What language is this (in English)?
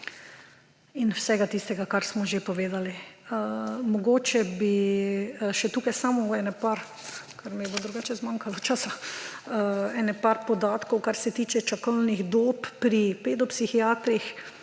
Slovenian